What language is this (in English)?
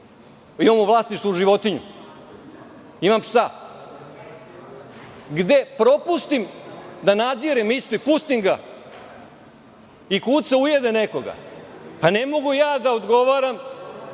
Serbian